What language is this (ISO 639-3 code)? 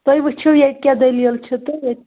kas